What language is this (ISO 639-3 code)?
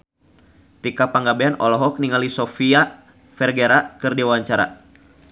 sun